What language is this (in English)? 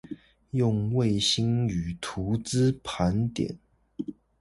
Chinese